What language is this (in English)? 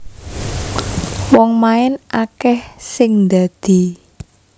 Javanese